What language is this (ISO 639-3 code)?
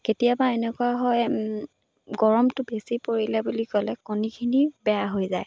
asm